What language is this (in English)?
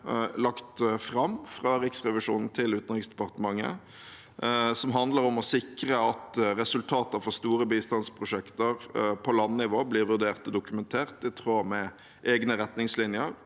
Norwegian